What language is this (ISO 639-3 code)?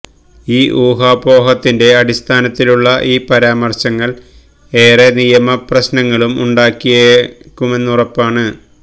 mal